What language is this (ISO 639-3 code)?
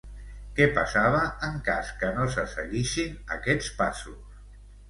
cat